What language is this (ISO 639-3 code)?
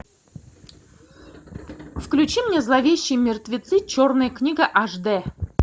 rus